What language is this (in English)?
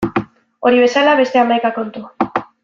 Basque